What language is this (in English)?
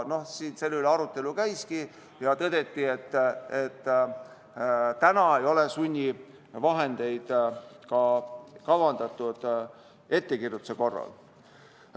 Estonian